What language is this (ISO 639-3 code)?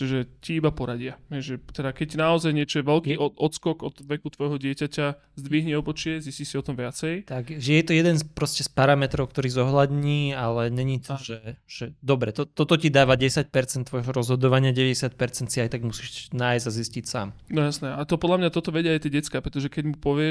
slk